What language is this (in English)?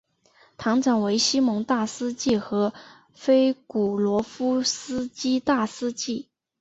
Chinese